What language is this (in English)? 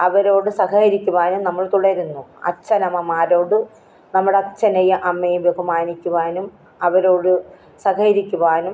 Malayalam